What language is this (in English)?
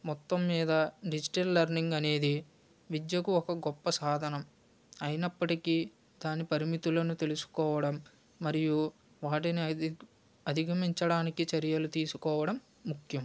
Telugu